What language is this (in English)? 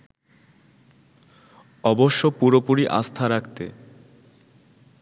Bangla